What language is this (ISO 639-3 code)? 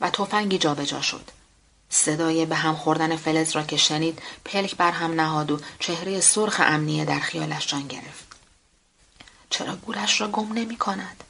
fas